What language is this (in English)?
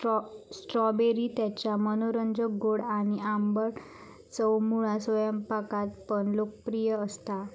Marathi